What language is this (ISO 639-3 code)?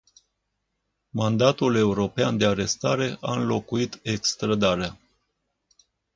ron